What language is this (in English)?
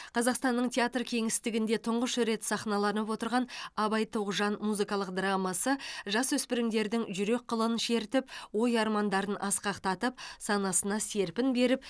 Kazakh